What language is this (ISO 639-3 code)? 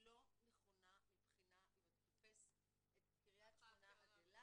heb